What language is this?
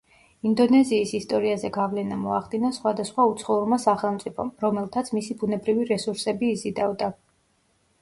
Georgian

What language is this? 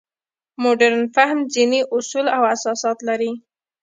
Pashto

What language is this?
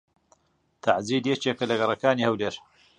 Central Kurdish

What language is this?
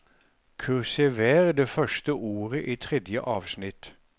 Norwegian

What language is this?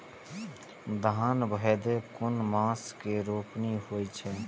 Maithili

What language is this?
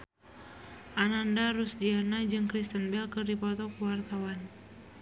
Sundanese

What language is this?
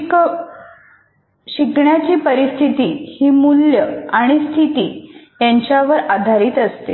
Marathi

